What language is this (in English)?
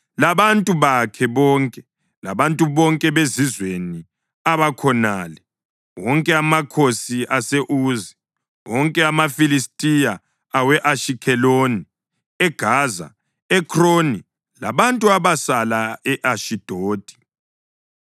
North Ndebele